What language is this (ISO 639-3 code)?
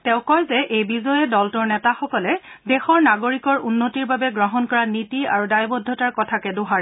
asm